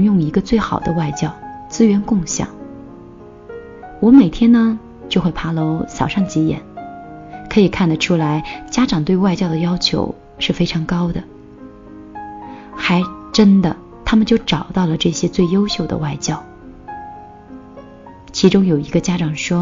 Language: Chinese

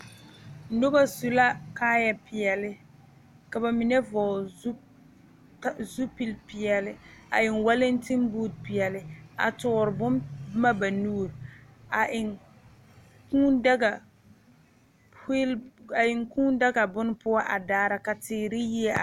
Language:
Southern Dagaare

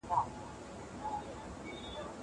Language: Pashto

